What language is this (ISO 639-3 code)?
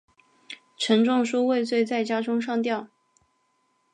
zho